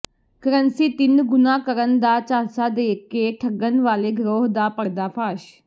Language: Punjabi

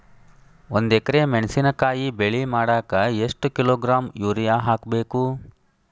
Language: Kannada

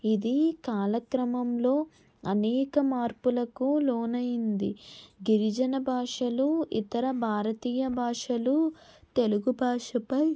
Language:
Telugu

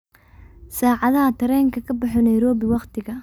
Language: Somali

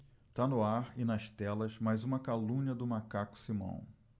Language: Portuguese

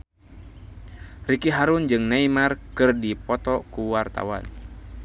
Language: Sundanese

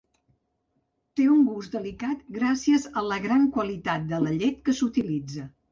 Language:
Catalan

